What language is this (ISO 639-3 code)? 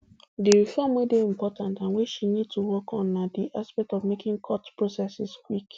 pcm